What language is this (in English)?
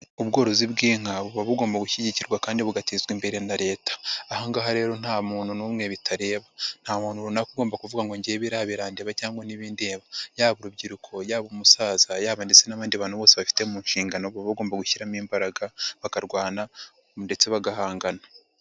Kinyarwanda